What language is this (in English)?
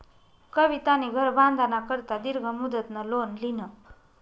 Marathi